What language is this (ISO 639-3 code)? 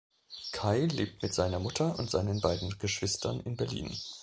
deu